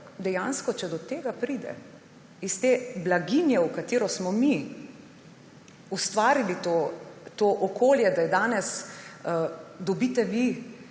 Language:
Slovenian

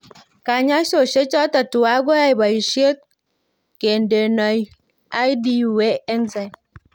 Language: Kalenjin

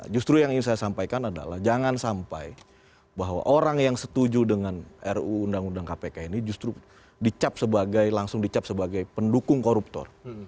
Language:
Indonesian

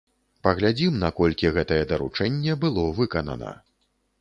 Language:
Belarusian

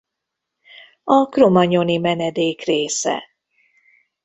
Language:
Hungarian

